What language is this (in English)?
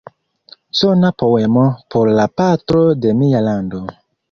Esperanto